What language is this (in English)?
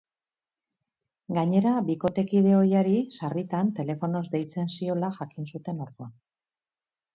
Basque